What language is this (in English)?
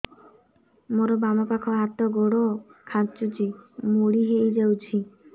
Odia